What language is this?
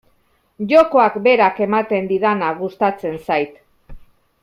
Basque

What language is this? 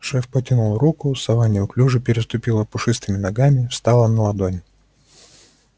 Russian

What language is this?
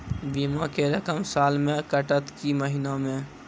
Maithili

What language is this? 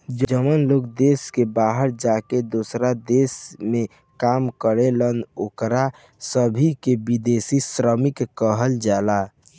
Bhojpuri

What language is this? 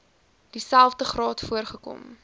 Afrikaans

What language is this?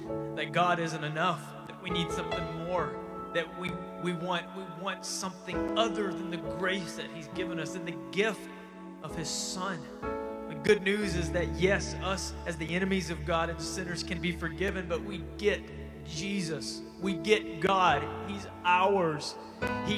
English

